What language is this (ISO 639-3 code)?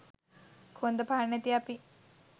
sin